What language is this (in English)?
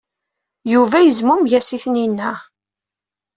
Kabyle